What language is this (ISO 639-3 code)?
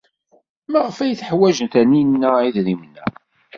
kab